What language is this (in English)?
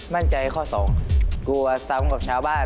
Thai